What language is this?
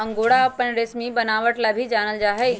Magahi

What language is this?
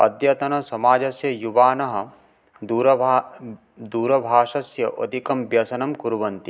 Sanskrit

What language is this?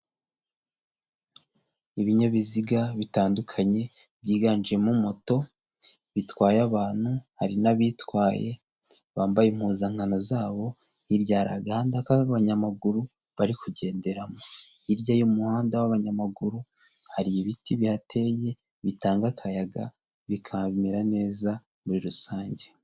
Kinyarwanda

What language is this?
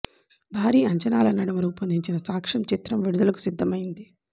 Telugu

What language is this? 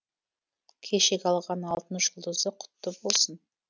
Kazakh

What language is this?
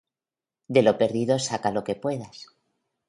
Spanish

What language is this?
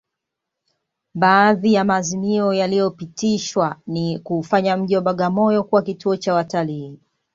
Swahili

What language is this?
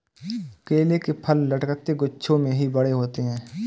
Hindi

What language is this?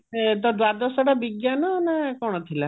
Odia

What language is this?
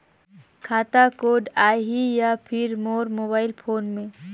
Chhattisgarhi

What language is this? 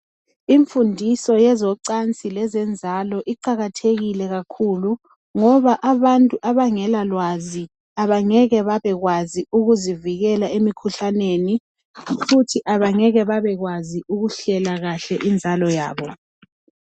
North Ndebele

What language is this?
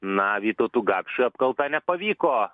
Lithuanian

